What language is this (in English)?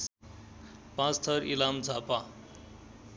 Nepali